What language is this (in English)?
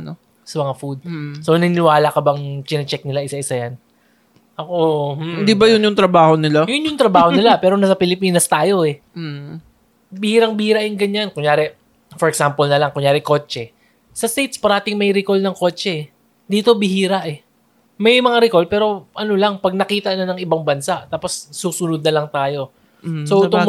Filipino